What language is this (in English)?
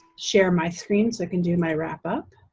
English